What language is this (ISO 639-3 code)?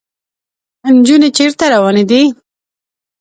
pus